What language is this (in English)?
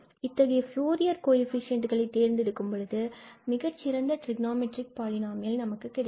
Tamil